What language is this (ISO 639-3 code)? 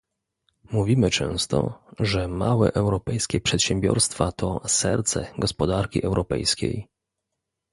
pol